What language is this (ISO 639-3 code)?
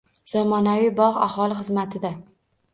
uzb